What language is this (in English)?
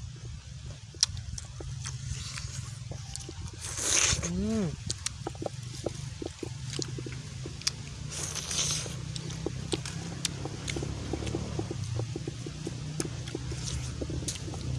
Indonesian